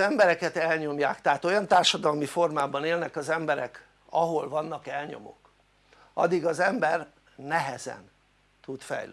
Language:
Hungarian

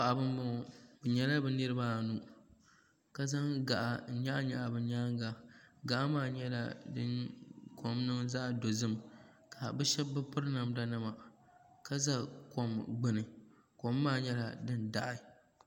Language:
Dagbani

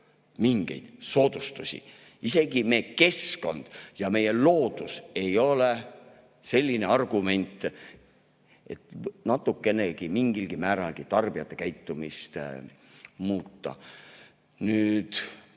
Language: Estonian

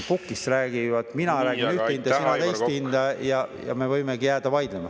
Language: Estonian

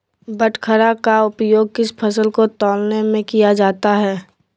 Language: Magahi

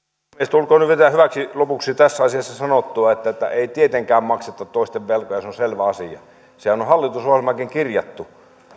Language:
Finnish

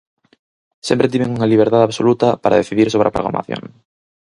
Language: Galician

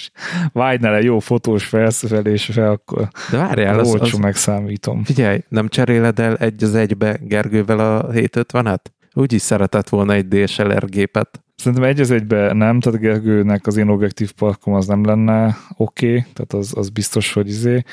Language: Hungarian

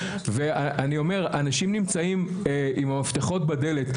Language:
Hebrew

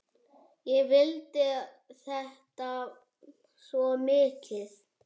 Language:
Icelandic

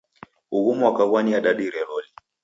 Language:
Taita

